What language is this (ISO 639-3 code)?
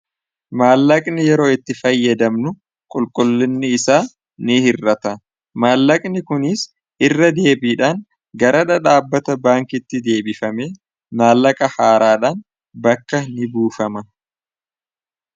orm